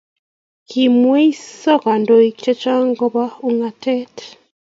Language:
Kalenjin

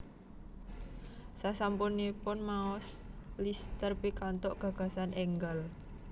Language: Javanese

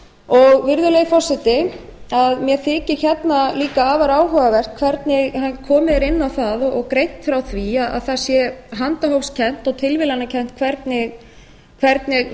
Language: Icelandic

